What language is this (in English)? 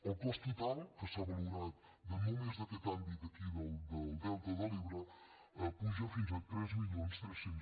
Catalan